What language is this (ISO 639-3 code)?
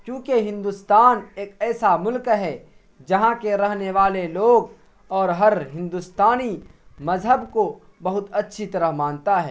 urd